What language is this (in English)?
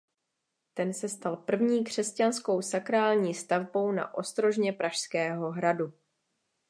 Czech